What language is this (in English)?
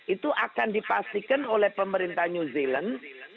Indonesian